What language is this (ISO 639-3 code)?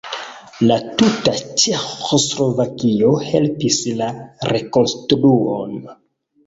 epo